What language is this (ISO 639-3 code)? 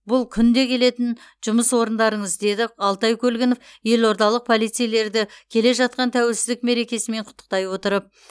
kaz